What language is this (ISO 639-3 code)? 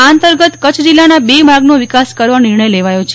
guj